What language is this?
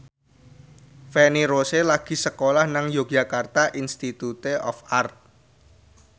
Javanese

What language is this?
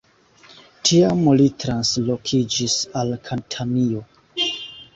Esperanto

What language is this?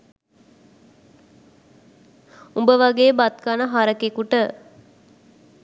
Sinhala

